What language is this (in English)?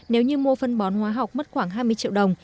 Vietnamese